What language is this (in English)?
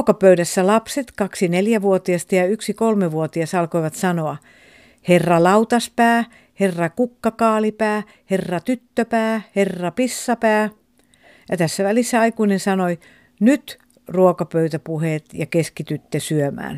Finnish